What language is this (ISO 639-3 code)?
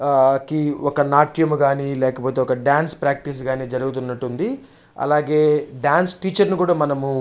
tel